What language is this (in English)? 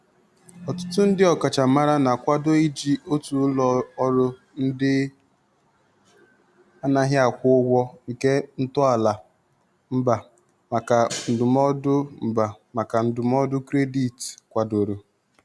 Igbo